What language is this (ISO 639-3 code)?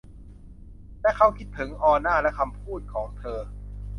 tha